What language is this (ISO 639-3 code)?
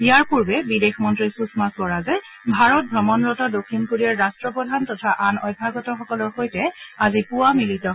asm